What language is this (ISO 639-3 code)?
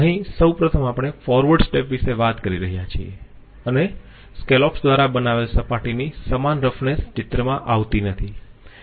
guj